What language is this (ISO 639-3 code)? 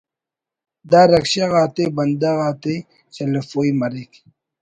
brh